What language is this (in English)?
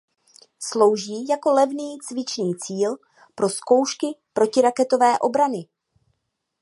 Czech